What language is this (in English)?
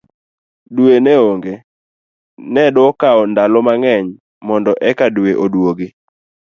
Luo (Kenya and Tanzania)